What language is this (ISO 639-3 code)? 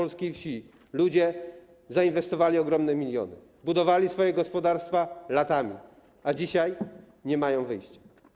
pol